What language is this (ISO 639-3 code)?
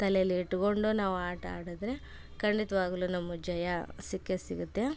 kan